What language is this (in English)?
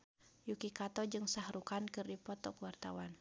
Sundanese